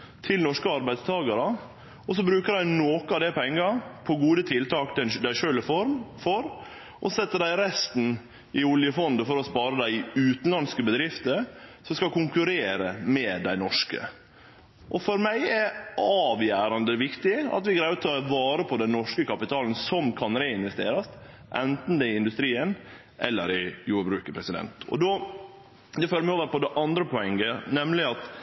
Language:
Norwegian Nynorsk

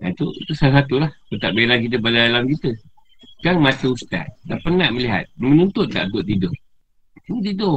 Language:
Malay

